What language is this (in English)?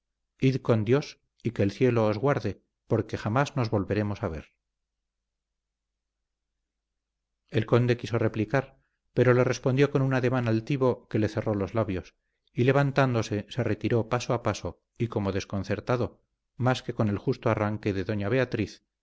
Spanish